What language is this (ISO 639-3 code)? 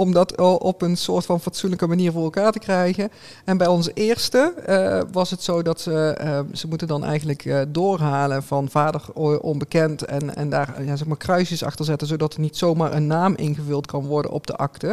nld